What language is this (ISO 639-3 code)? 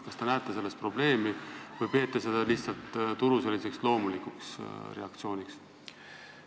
est